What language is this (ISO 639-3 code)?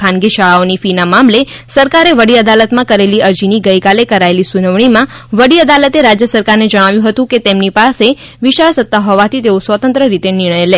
guj